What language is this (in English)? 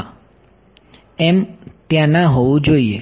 Gujarati